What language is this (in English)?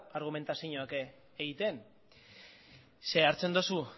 Basque